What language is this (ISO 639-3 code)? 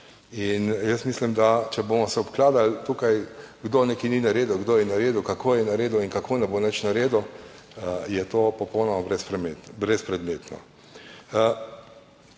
slv